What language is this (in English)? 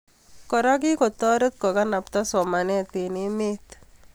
Kalenjin